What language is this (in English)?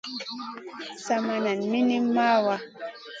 Masana